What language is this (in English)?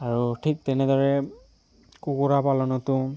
Assamese